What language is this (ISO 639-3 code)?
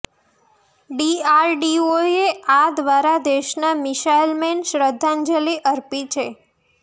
guj